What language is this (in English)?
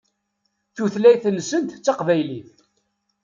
Kabyle